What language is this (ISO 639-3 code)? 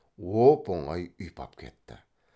kaz